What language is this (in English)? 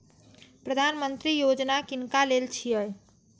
Maithili